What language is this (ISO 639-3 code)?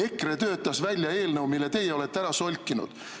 est